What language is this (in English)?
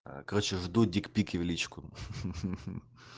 Russian